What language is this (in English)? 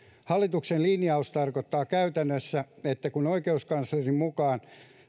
Finnish